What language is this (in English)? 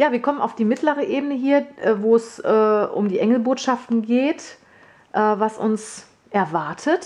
German